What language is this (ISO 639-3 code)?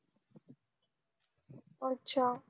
mar